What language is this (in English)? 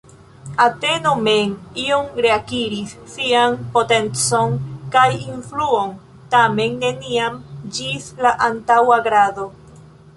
Esperanto